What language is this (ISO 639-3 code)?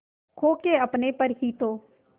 hin